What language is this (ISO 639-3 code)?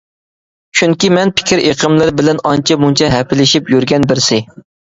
uig